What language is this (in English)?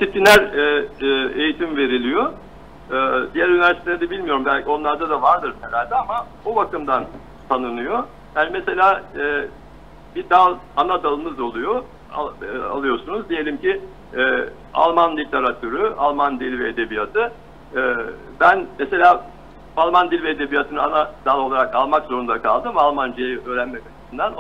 Turkish